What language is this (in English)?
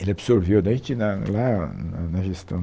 Portuguese